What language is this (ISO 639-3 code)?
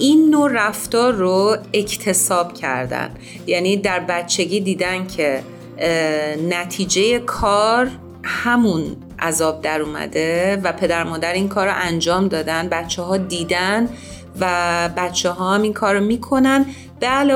fas